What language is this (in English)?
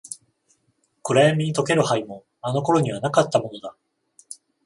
Japanese